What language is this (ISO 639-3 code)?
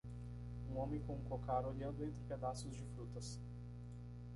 por